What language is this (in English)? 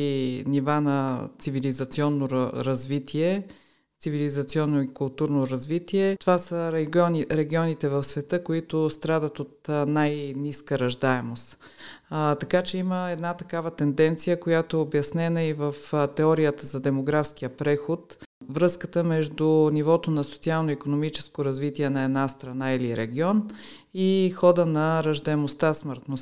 Bulgarian